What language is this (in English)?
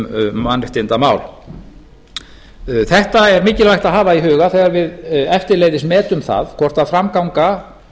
Icelandic